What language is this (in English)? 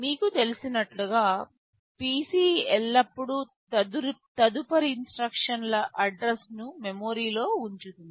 Telugu